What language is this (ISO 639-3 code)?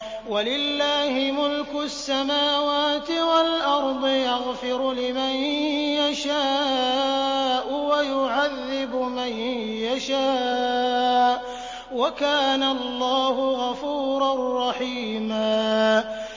ara